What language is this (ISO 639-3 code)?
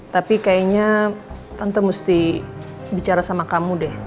ind